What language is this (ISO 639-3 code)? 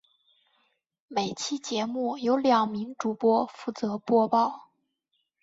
zho